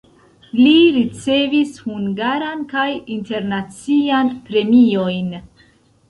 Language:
Esperanto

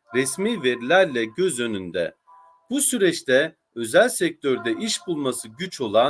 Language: Turkish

